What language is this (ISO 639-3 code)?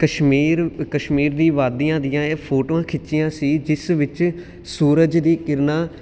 pan